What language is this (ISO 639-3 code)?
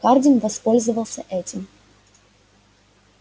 rus